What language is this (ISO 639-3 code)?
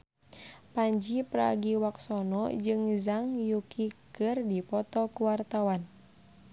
sun